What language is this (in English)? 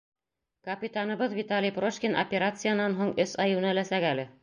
Bashkir